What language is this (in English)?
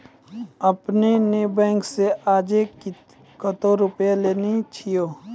Maithili